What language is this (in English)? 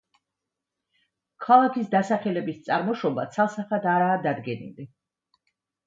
Georgian